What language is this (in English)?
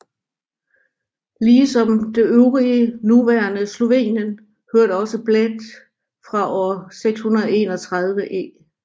Danish